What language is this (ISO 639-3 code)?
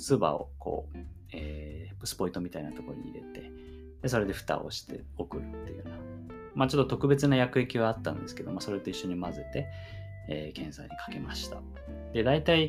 jpn